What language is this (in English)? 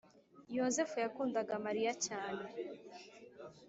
Kinyarwanda